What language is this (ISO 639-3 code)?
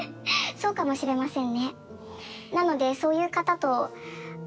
jpn